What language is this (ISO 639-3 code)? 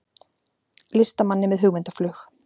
isl